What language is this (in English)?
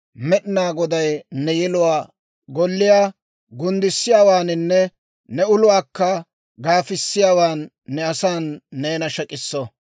Dawro